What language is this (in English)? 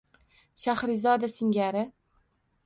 Uzbek